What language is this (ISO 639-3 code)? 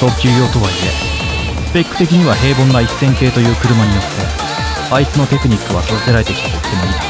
jpn